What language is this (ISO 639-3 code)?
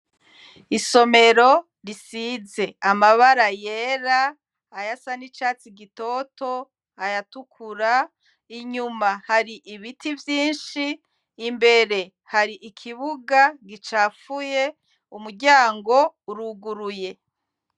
run